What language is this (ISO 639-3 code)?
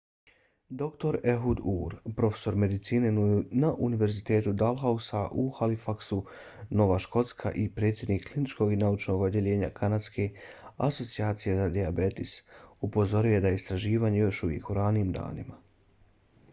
bos